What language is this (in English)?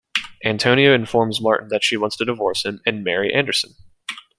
English